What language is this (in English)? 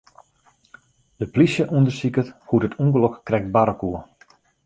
Western Frisian